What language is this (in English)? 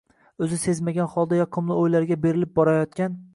Uzbek